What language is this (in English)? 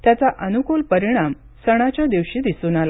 Marathi